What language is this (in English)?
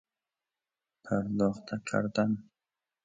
Persian